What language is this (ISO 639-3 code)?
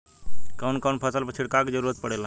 bho